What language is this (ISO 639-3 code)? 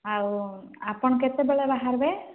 ori